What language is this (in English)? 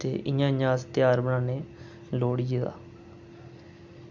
Dogri